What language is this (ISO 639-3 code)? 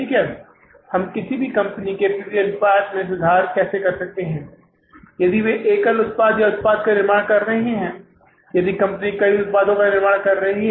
hin